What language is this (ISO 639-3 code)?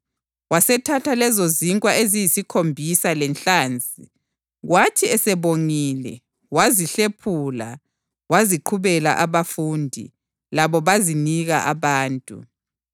nde